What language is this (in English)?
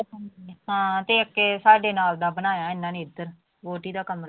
Punjabi